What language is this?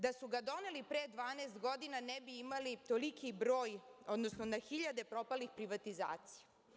Serbian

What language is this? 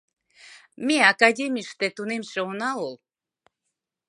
Mari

